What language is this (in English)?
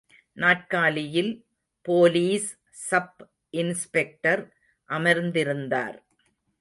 Tamil